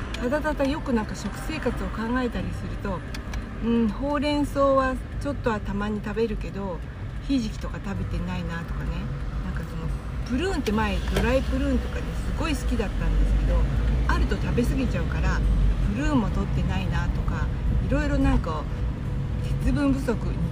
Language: Japanese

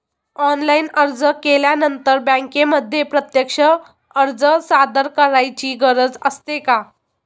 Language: Marathi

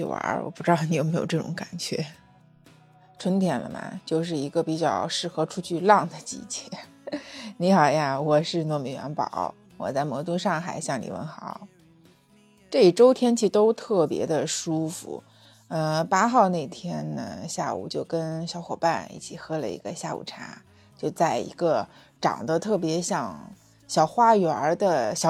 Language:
Chinese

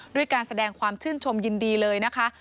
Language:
Thai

